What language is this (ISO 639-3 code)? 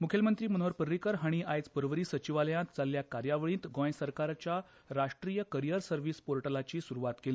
kok